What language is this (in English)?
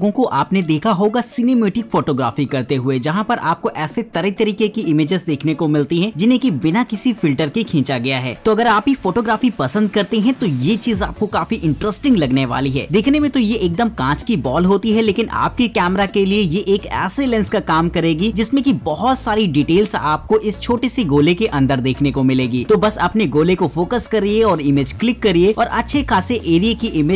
Hindi